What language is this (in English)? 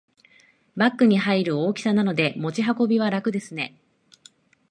Japanese